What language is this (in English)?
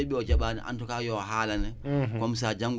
Wolof